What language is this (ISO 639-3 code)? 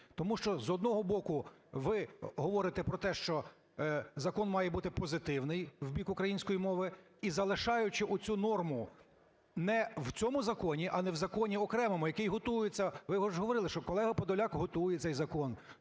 ukr